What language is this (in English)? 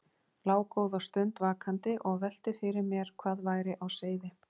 Icelandic